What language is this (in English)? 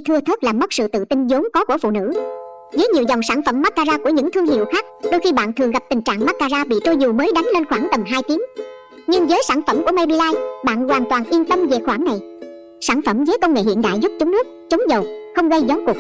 Vietnamese